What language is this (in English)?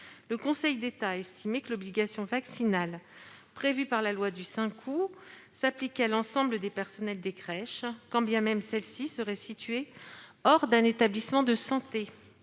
French